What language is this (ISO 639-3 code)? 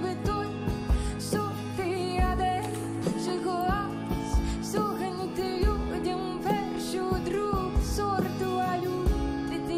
nld